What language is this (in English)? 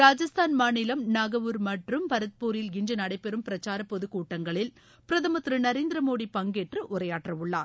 Tamil